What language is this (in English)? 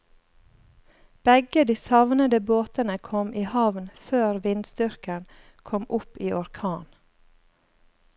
Norwegian